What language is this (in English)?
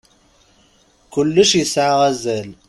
Kabyle